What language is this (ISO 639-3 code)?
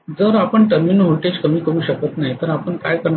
mar